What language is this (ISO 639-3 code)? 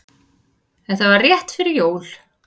isl